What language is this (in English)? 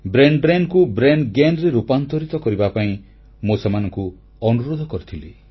Odia